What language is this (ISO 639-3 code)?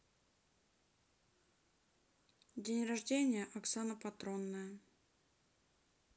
rus